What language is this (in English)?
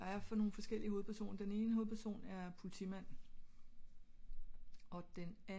Danish